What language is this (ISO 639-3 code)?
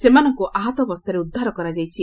ori